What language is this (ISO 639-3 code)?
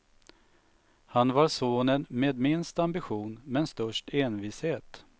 swe